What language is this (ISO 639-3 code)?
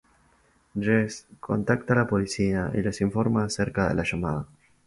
spa